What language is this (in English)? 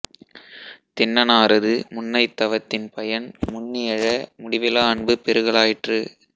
Tamil